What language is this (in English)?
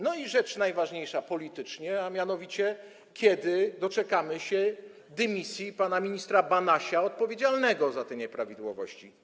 Polish